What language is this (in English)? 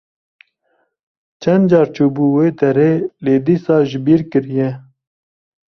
Kurdish